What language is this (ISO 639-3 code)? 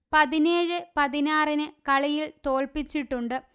mal